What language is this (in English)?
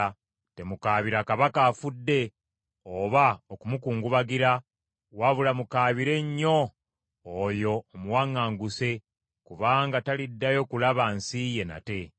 Ganda